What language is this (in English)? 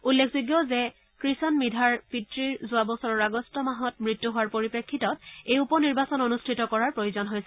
Assamese